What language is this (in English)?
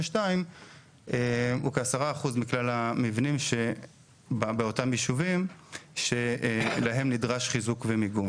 Hebrew